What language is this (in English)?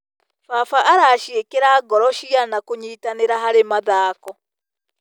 Kikuyu